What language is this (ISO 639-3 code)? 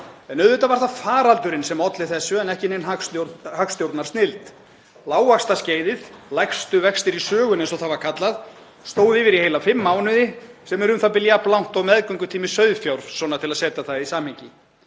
isl